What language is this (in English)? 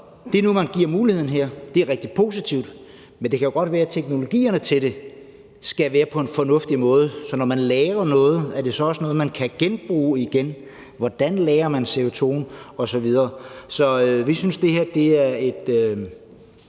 Danish